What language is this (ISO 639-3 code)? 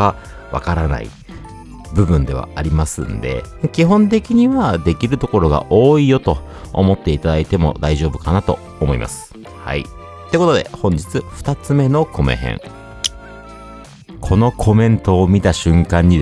jpn